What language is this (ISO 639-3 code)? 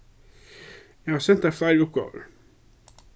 fao